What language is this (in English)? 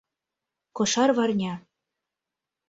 Mari